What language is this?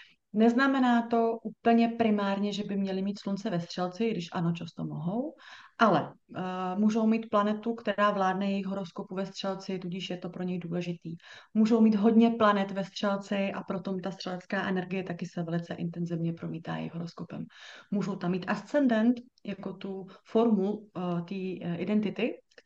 Czech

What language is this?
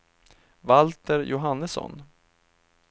Swedish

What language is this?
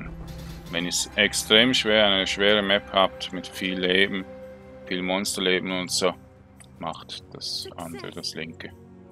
German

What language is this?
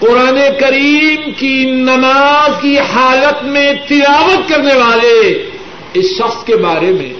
Urdu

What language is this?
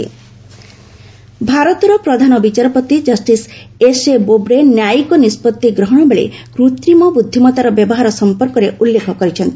Odia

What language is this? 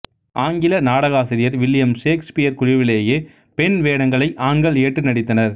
Tamil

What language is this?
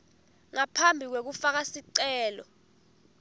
Swati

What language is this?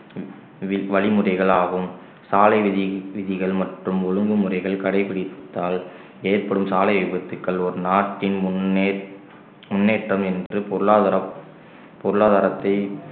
Tamil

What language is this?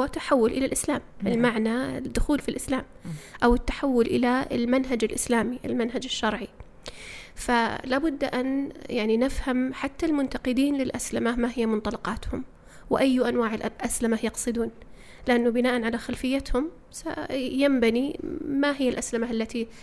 Arabic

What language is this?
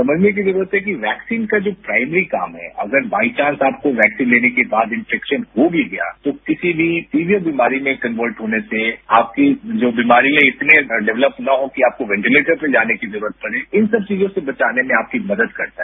Hindi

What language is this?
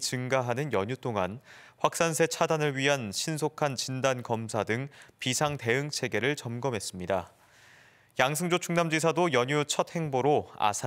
Korean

